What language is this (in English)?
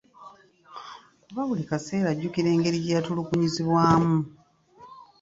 Ganda